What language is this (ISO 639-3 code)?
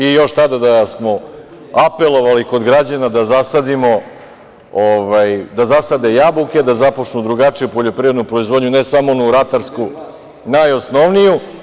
srp